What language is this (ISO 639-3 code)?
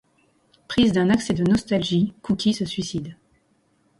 fra